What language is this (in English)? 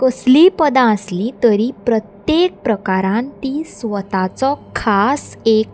Konkani